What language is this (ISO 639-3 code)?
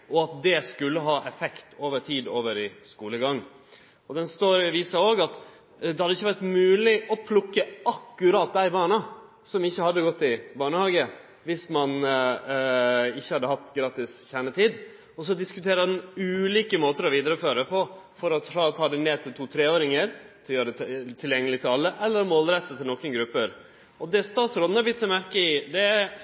nno